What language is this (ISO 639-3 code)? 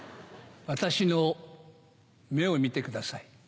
jpn